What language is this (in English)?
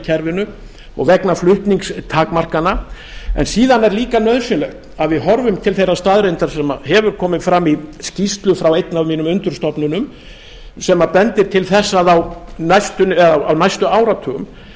Icelandic